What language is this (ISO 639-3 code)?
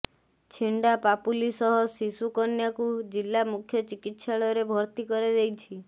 ori